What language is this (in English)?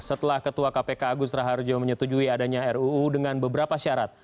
Indonesian